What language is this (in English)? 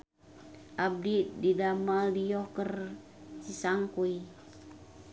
Sundanese